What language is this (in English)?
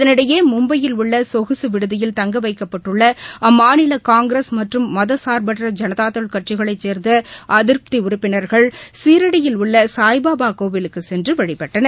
Tamil